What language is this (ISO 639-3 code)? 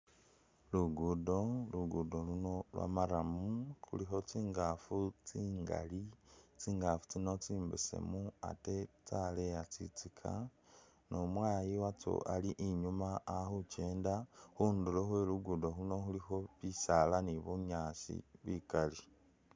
myx